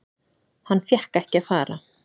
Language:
Icelandic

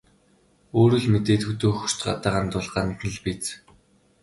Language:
Mongolian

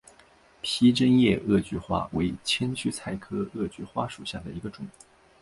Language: Chinese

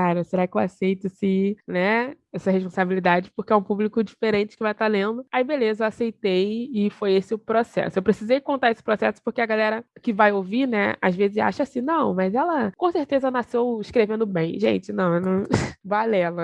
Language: Portuguese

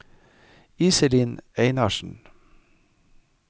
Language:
Norwegian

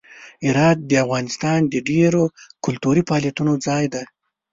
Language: Pashto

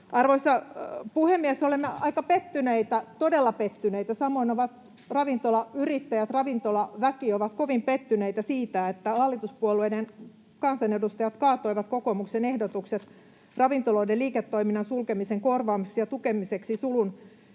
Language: Finnish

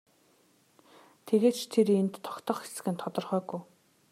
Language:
Mongolian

